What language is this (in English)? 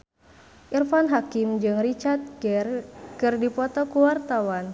Sundanese